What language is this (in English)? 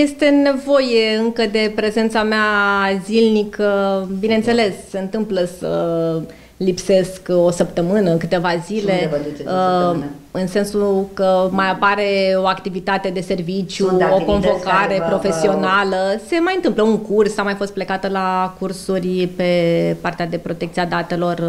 Romanian